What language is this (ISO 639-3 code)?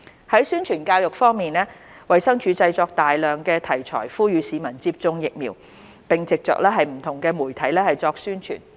yue